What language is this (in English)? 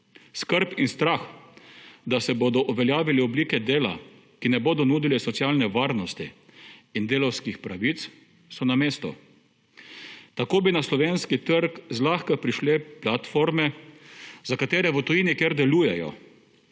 Slovenian